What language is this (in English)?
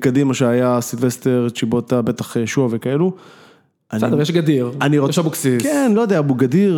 Hebrew